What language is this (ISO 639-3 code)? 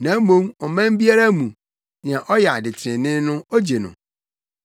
aka